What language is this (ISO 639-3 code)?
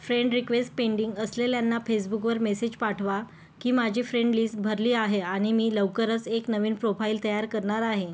mar